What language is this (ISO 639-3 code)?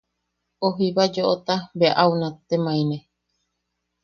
yaq